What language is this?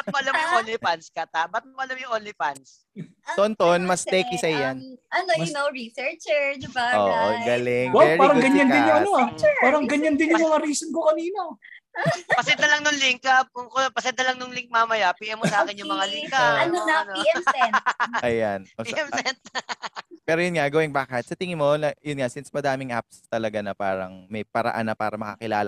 Filipino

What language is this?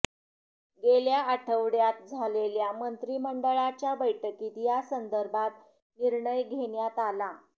Marathi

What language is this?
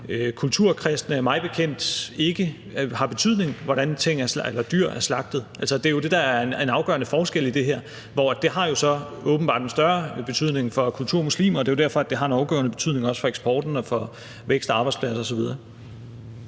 Danish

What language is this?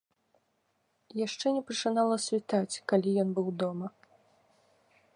Belarusian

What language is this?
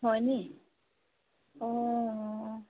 Assamese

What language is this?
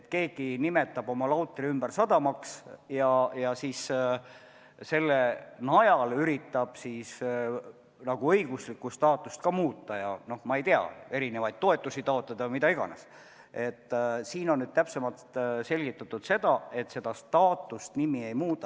Estonian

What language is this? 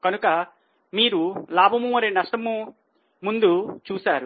Telugu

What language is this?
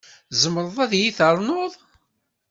Kabyle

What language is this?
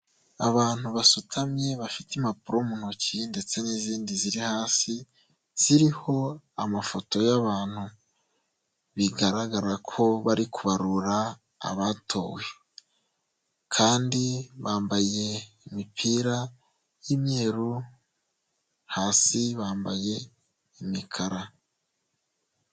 Kinyarwanda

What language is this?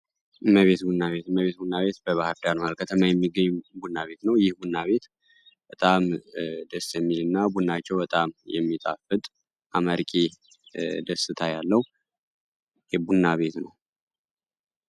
Amharic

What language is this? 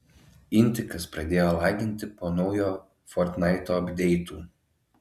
Lithuanian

